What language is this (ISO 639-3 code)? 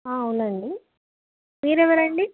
tel